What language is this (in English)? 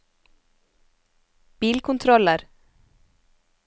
Norwegian